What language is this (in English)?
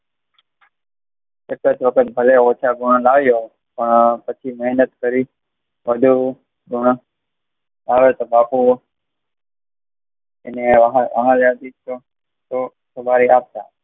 Gujarati